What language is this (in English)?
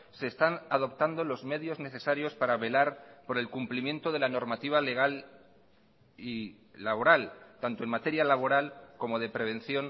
Spanish